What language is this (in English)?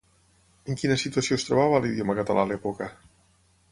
Catalan